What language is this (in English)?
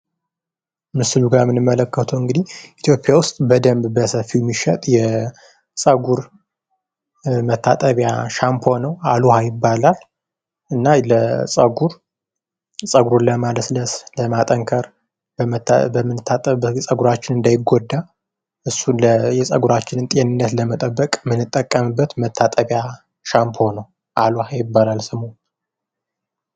Amharic